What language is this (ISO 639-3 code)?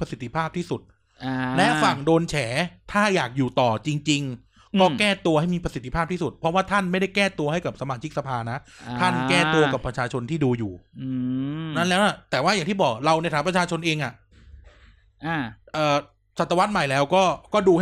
tha